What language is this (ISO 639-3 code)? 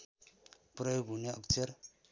nep